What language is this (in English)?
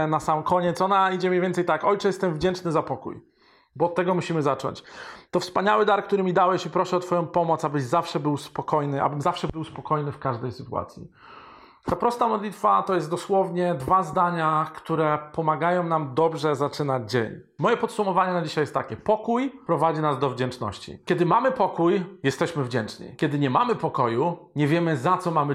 Polish